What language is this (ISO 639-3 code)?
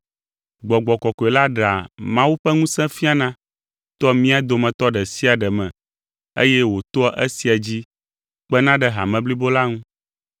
ewe